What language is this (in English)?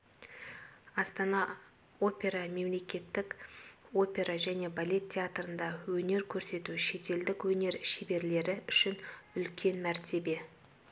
Kazakh